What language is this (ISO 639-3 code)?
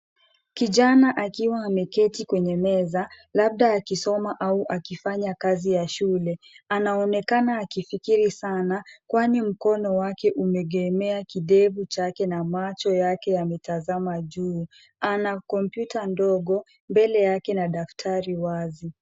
swa